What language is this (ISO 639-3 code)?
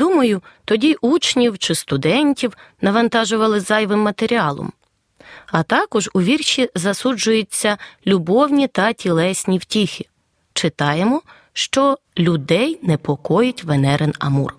ukr